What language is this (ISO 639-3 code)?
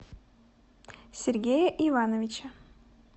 rus